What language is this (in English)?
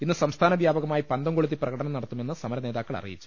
Malayalam